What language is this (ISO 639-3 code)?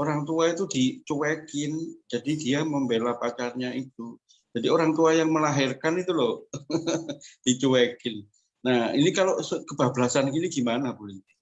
ind